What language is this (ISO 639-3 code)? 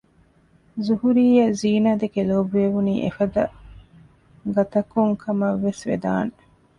div